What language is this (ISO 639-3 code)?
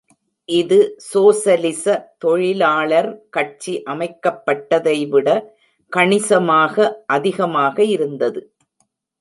tam